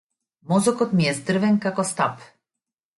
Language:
Macedonian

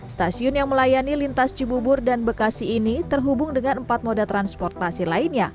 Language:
Indonesian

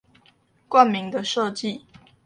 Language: Chinese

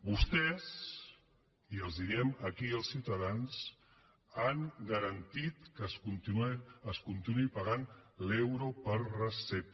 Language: Catalan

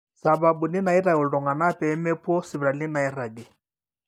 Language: Masai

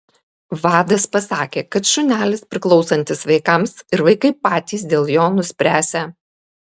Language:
Lithuanian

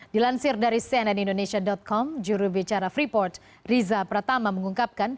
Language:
Indonesian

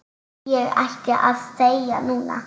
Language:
Icelandic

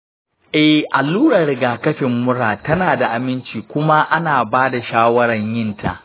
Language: Hausa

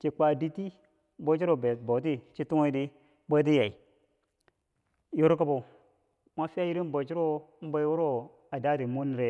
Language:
Bangwinji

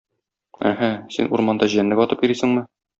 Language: Tatar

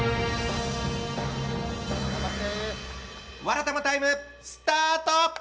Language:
Japanese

